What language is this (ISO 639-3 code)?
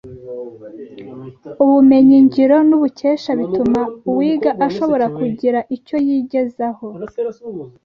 kin